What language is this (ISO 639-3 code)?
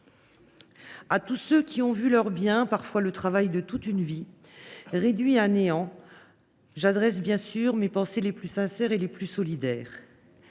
fra